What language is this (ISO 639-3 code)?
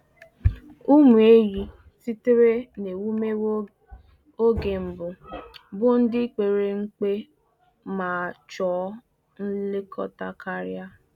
ibo